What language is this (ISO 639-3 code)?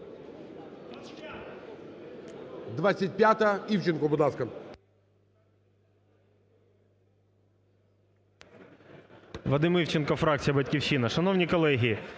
ukr